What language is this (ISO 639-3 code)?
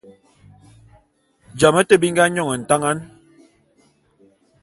bum